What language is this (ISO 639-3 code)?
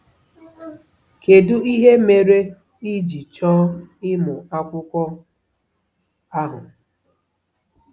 ibo